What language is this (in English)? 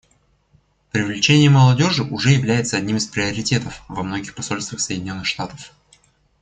Russian